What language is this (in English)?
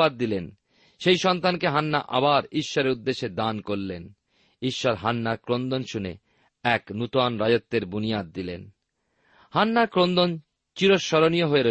Bangla